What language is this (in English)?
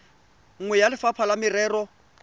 Tswana